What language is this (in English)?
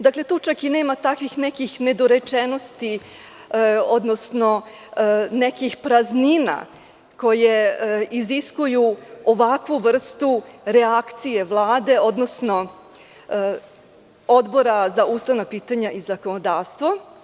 Serbian